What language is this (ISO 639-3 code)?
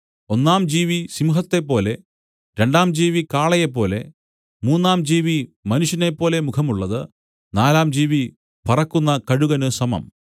mal